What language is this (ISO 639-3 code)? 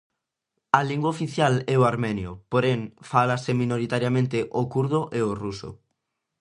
glg